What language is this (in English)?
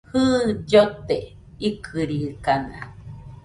Nüpode Huitoto